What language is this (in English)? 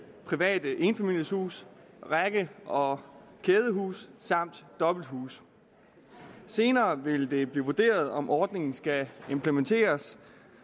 Danish